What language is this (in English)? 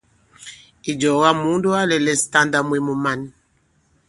Bankon